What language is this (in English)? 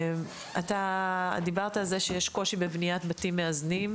Hebrew